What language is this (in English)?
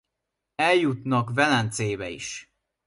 Hungarian